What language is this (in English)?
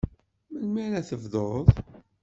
Kabyle